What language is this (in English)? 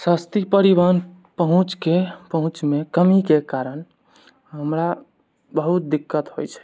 Maithili